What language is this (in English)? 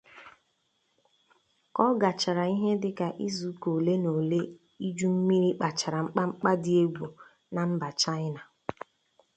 Igbo